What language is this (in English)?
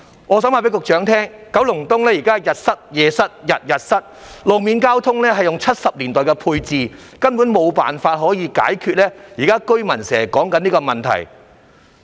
Cantonese